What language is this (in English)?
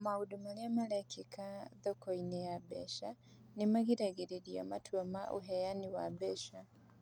Kikuyu